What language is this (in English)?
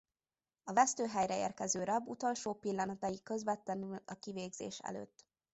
Hungarian